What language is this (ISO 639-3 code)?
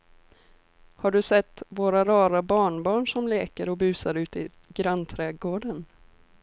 swe